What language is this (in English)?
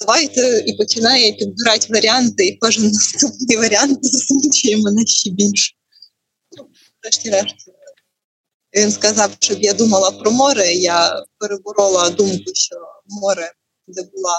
Ukrainian